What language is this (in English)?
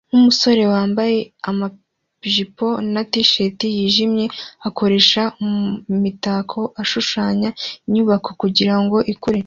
Kinyarwanda